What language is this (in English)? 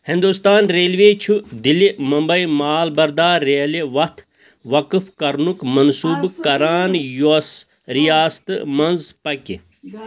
Kashmiri